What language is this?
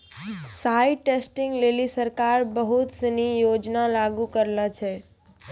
Maithili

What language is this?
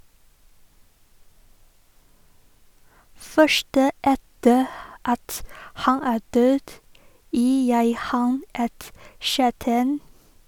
Norwegian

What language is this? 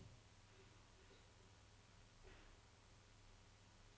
Norwegian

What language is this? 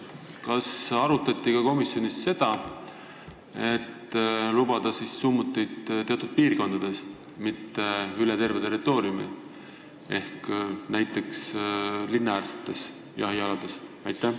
Estonian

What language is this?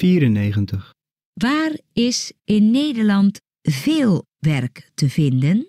Dutch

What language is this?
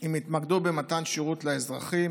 Hebrew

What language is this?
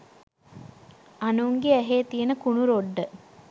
Sinhala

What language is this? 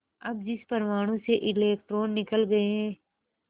Hindi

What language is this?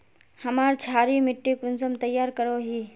Magahi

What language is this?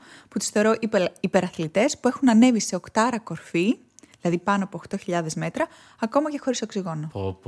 Greek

